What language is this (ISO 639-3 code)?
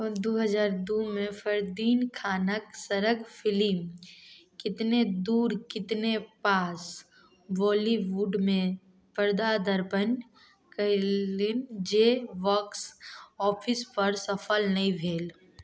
mai